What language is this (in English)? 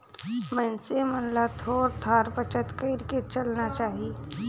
Chhattisgarhi